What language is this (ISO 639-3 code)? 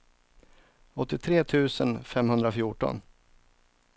swe